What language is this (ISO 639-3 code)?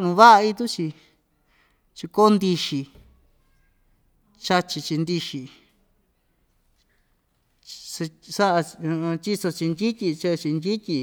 vmj